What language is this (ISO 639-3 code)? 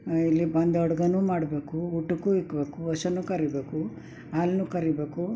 kan